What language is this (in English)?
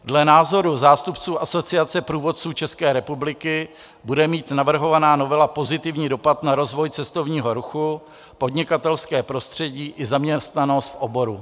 Czech